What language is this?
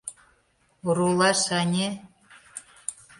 Mari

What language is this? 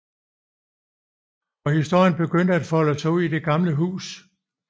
Danish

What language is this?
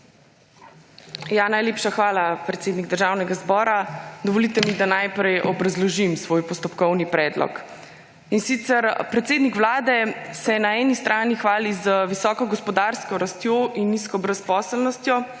Slovenian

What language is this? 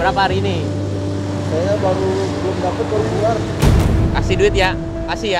Indonesian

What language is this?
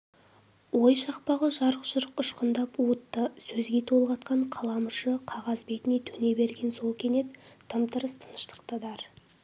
Kazakh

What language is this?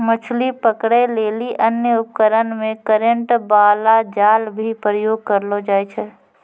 Maithili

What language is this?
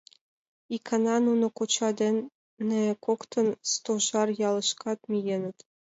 Mari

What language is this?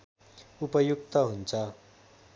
Nepali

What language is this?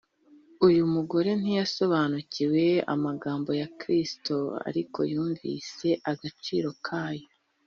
Kinyarwanda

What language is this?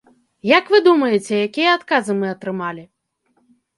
Belarusian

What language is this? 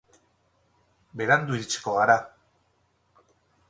Basque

